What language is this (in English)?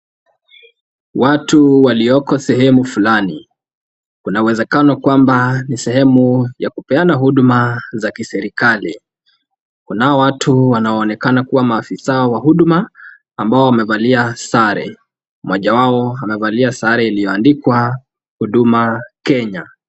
Swahili